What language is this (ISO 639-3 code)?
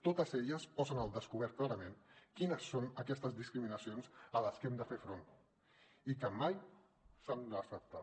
cat